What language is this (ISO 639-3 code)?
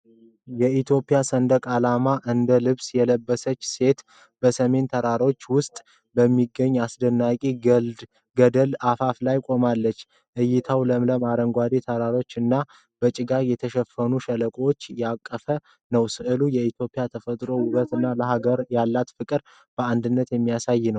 amh